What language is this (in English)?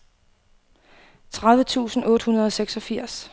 Danish